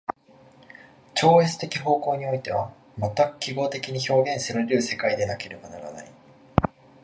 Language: Japanese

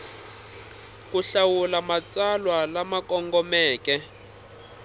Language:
Tsonga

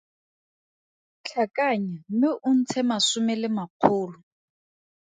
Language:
Tswana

